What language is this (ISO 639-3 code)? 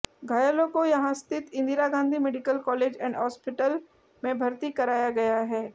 hin